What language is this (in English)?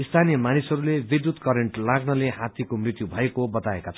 Nepali